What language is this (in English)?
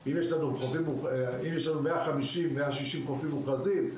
Hebrew